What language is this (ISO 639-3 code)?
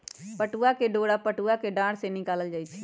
mag